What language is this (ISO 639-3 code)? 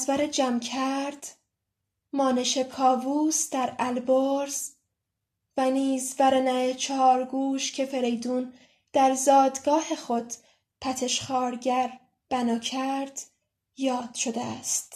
fas